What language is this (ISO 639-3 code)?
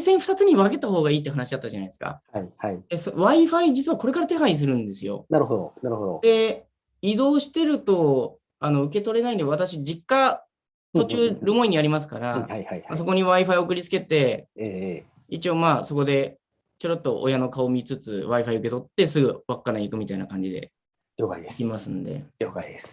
jpn